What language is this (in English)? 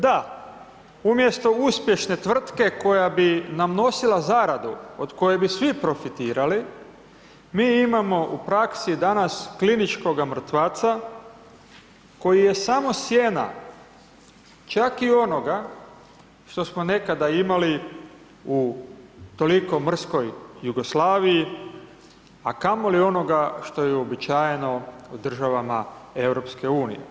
Croatian